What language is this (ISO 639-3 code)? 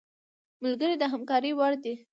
pus